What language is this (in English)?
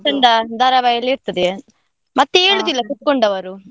Kannada